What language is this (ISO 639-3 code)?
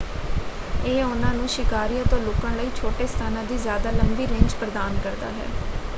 pan